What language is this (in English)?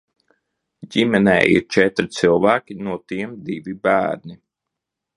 Latvian